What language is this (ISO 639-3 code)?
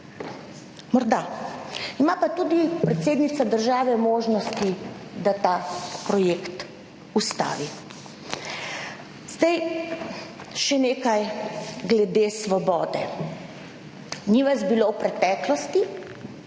slv